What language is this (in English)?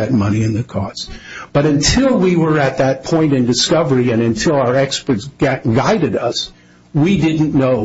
English